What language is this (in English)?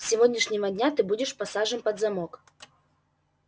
Russian